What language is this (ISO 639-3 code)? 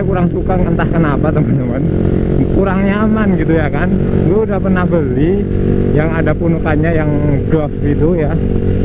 ind